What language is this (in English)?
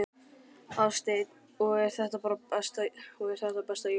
Icelandic